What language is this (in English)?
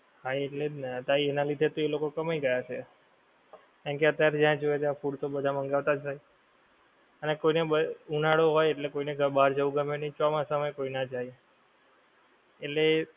Gujarati